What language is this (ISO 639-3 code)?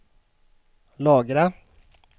swe